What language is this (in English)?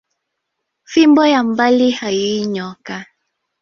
Swahili